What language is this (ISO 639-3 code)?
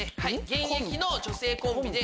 jpn